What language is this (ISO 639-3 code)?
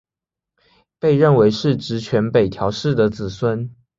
zho